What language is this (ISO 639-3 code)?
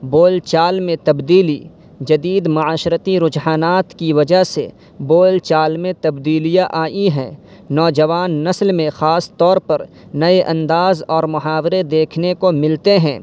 urd